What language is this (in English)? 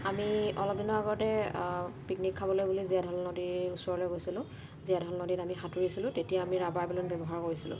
Assamese